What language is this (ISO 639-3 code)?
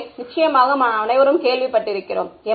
tam